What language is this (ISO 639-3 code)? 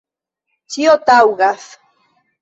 epo